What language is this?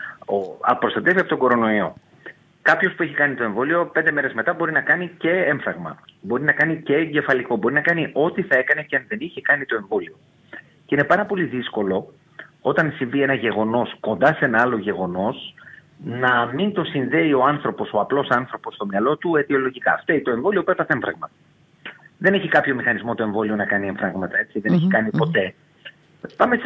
Greek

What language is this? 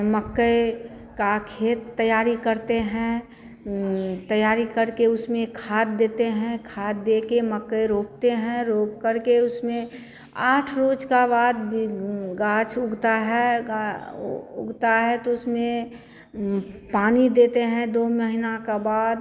Hindi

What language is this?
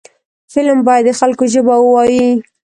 Pashto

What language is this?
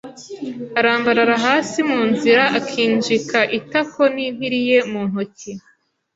Kinyarwanda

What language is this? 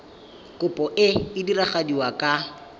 Tswana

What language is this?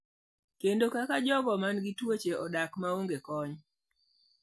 Luo (Kenya and Tanzania)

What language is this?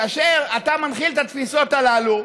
Hebrew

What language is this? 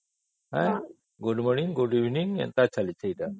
Odia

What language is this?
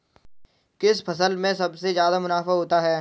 Hindi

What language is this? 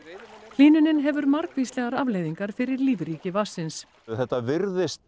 Icelandic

